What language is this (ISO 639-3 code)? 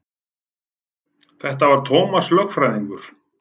isl